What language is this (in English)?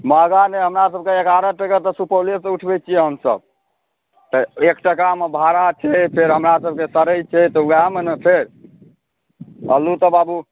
Maithili